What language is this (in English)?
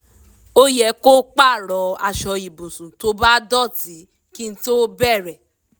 Yoruba